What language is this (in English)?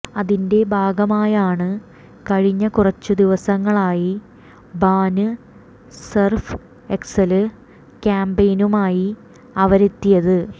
Malayalam